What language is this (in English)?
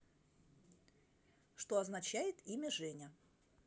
Russian